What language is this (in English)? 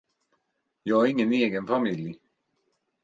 Swedish